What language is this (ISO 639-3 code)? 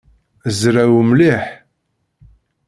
kab